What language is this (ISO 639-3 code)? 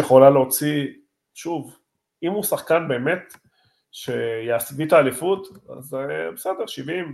heb